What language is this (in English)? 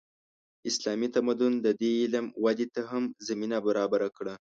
Pashto